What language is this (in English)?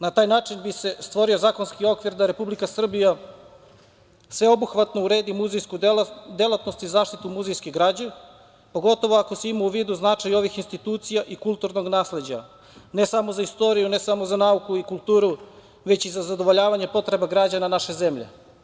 Serbian